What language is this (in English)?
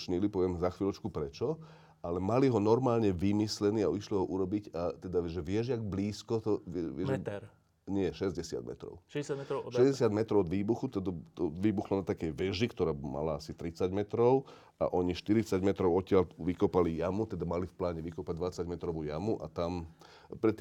Slovak